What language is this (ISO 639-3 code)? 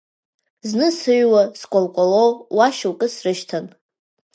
abk